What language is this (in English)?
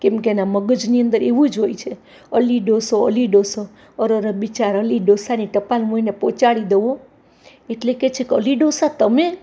Gujarati